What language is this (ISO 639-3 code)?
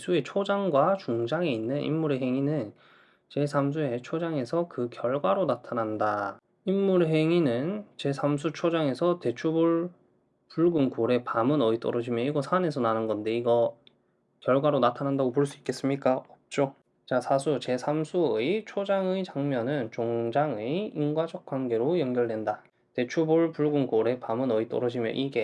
kor